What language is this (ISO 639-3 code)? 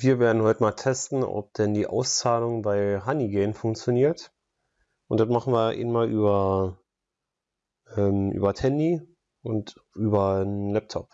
deu